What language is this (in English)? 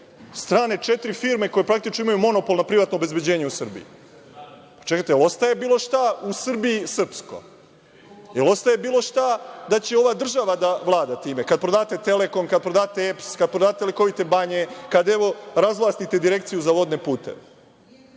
Serbian